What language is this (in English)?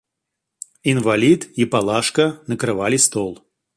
Russian